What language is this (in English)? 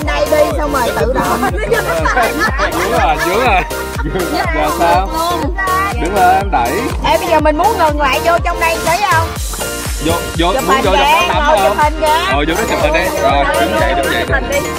Vietnamese